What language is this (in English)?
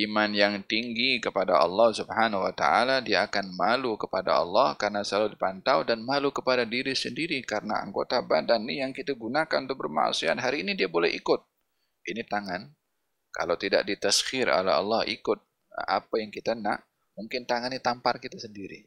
Malay